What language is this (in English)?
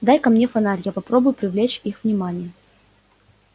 Russian